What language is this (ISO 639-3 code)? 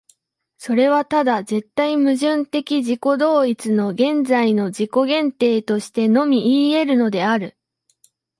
jpn